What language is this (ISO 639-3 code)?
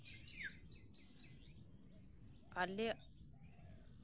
sat